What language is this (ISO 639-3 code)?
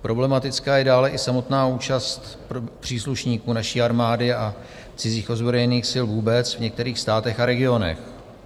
ces